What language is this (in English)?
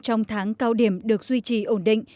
Vietnamese